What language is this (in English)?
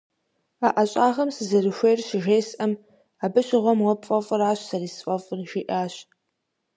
Kabardian